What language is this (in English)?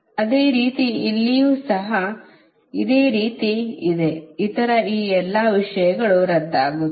Kannada